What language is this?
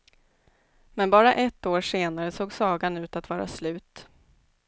Swedish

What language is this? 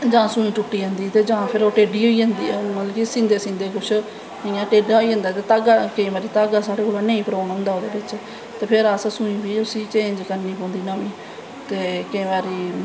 Dogri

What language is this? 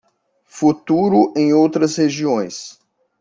Portuguese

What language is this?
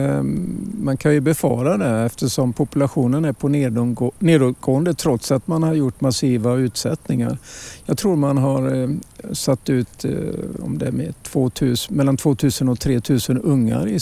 Swedish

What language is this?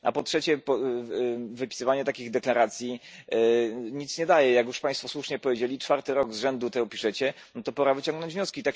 Polish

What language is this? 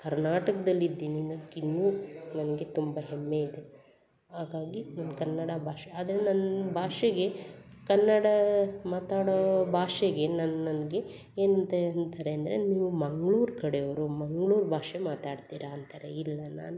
Kannada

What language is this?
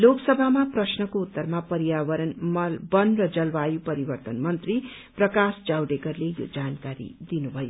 Nepali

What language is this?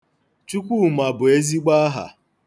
Igbo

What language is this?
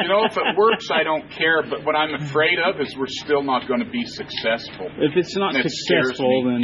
English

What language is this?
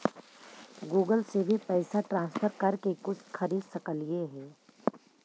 Magahi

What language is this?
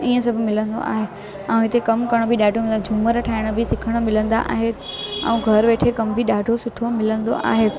Sindhi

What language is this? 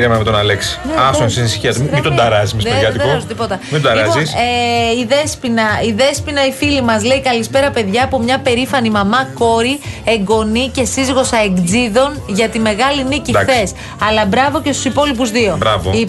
Greek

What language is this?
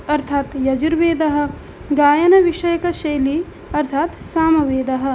Sanskrit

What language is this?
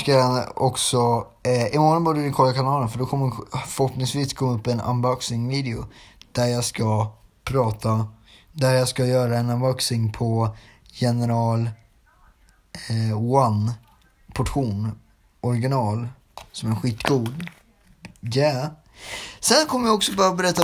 Swedish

